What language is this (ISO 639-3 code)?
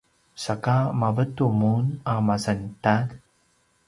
pwn